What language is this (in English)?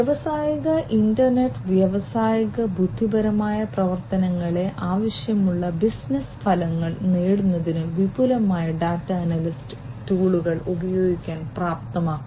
Malayalam